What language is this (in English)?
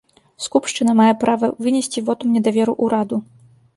Belarusian